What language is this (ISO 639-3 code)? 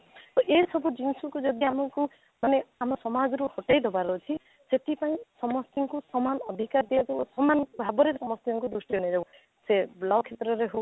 ori